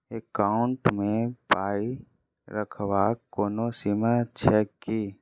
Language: Maithili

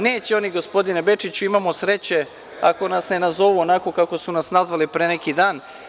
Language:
Serbian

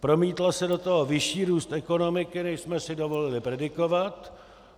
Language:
Czech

